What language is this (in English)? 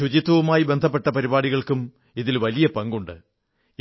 Malayalam